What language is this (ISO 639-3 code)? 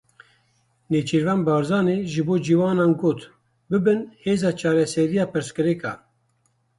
kur